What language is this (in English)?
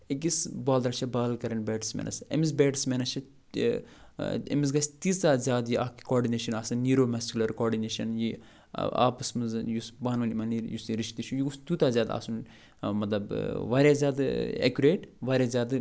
Kashmiri